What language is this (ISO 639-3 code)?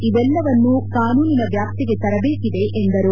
kan